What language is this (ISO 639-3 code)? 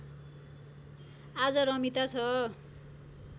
nep